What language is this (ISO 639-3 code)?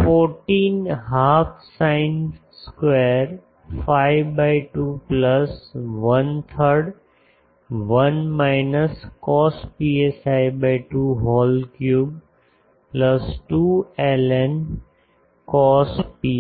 guj